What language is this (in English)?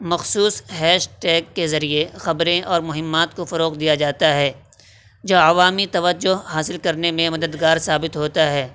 Urdu